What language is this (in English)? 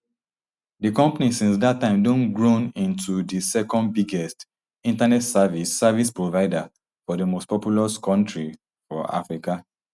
Nigerian Pidgin